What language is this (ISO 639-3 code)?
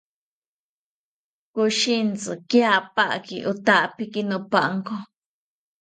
cpy